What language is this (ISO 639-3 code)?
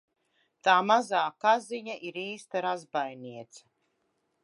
lav